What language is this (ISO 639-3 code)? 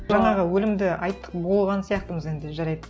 kaz